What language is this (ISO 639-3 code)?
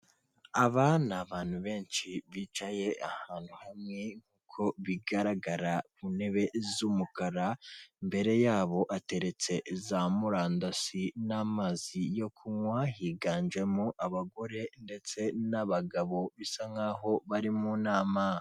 kin